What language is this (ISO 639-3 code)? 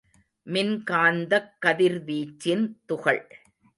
tam